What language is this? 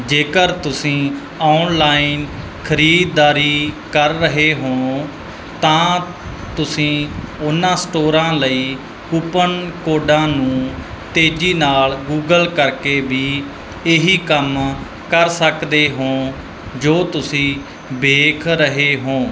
Punjabi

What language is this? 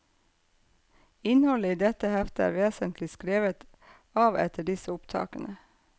Norwegian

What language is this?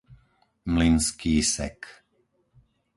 Slovak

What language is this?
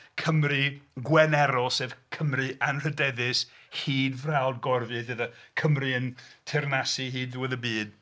Welsh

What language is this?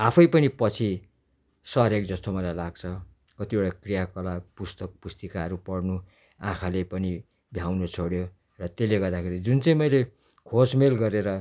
Nepali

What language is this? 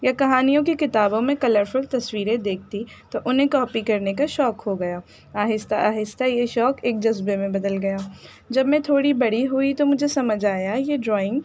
Urdu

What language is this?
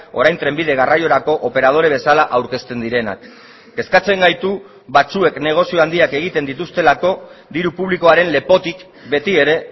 Basque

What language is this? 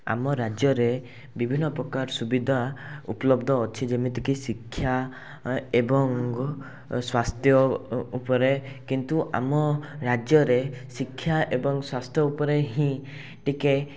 Odia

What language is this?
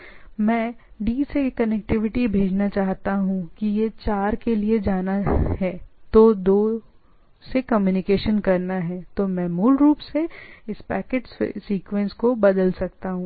Hindi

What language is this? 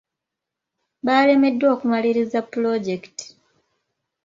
Ganda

